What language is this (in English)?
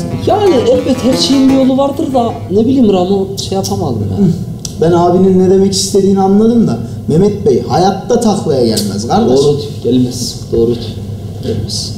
Turkish